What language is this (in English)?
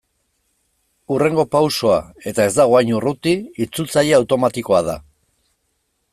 Basque